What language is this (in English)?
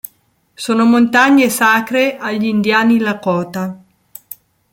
Italian